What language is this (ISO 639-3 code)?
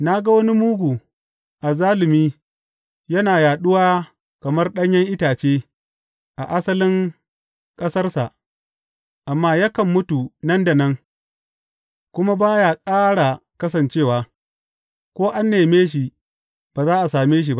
hau